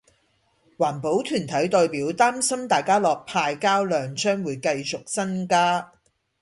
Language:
Cantonese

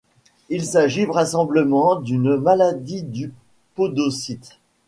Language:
French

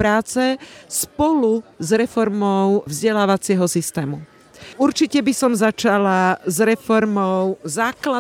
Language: Slovak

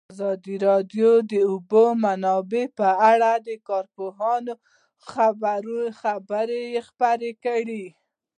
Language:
Pashto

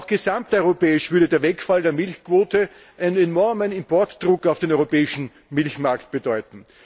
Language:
German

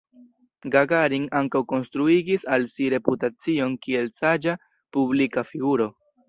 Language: Esperanto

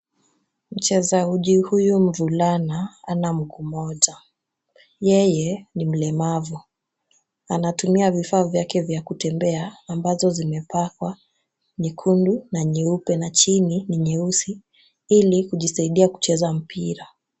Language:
Swahili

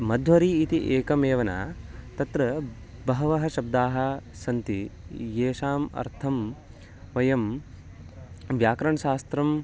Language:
Sanskrit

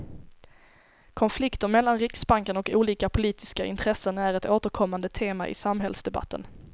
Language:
Swedish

